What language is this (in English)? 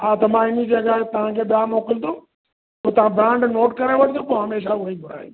Sindhi